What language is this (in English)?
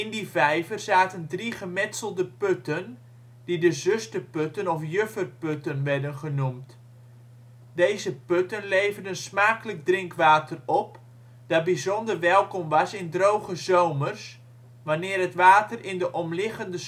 Dutch